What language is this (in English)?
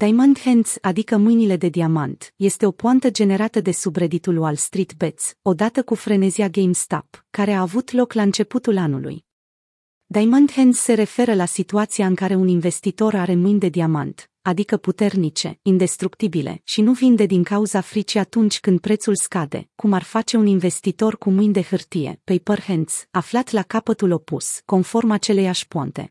Romanian